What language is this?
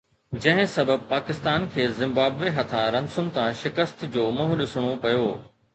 Sindhi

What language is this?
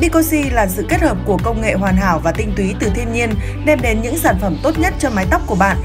Vietnamese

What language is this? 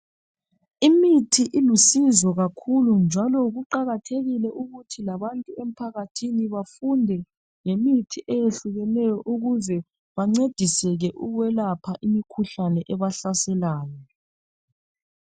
North Ndebele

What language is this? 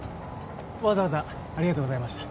Japanese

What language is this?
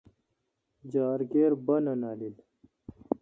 Kalkoti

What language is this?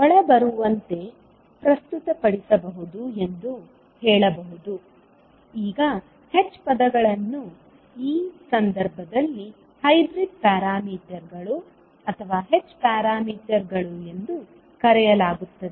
Kannada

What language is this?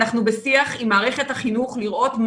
Hebrew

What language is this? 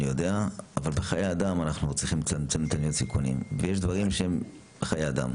Hebrew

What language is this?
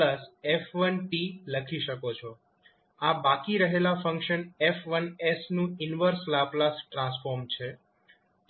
Gujarati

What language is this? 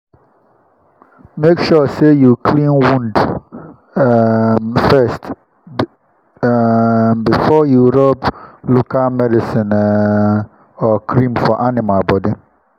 Nigerian Pidgin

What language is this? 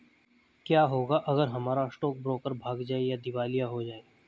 Hindi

